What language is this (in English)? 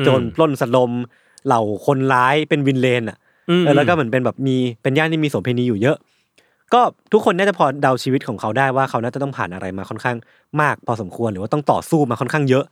Thai